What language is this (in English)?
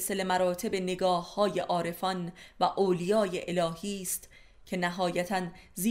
Persian